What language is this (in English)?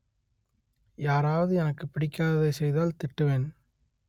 Tamil